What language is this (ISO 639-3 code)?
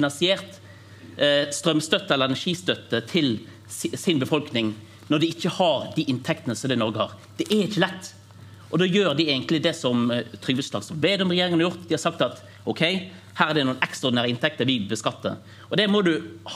nor